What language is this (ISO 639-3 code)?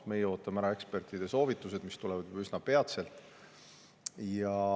est